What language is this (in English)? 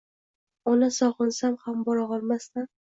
Uzbek